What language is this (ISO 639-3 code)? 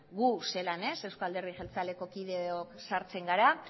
eus